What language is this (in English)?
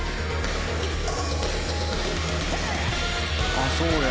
Japanese